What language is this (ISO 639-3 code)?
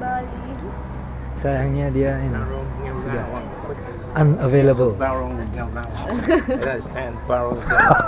ind